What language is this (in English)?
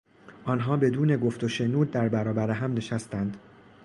Persian